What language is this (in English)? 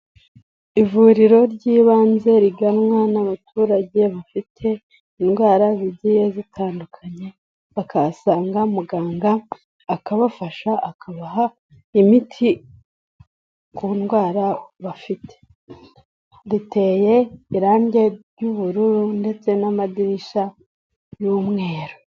Kinyarwanda